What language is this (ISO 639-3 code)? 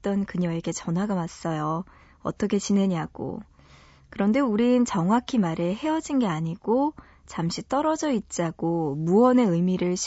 kor